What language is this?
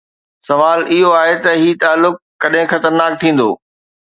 Sindhi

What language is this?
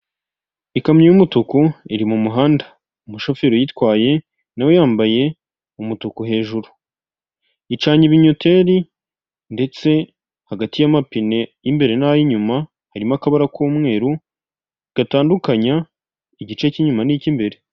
Kinyarwanda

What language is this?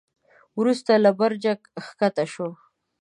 Pashto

